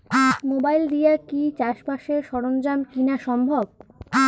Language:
Bangla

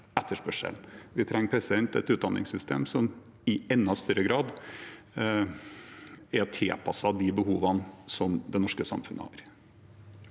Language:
Norwegian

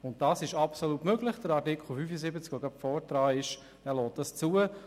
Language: Swiss German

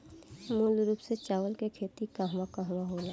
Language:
Bhojpuri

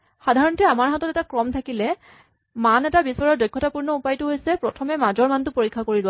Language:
Assamese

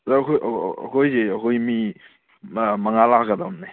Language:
Manipuri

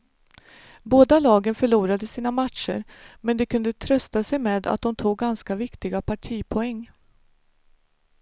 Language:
Swedish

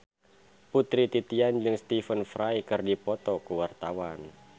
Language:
Sundanese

